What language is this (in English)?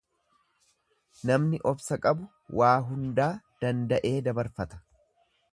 Oromo